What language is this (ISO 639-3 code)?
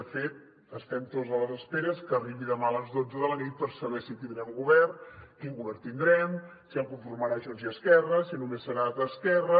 cat